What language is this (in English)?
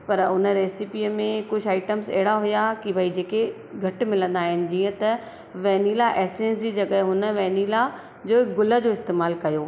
Sindhi